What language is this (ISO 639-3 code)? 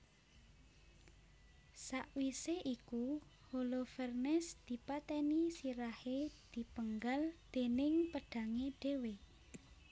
jav